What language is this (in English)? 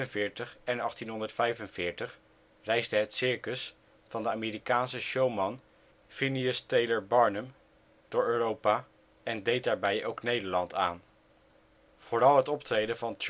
Dutch